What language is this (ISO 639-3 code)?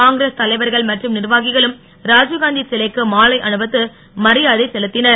tam